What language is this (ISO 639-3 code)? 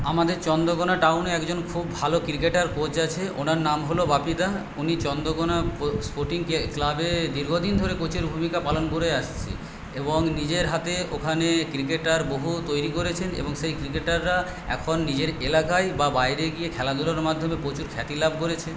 ben